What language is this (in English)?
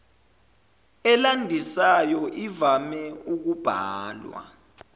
Zulu